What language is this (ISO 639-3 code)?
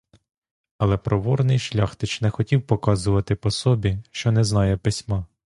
ukr